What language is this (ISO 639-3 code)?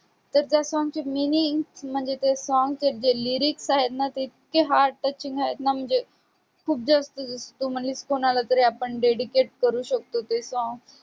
mar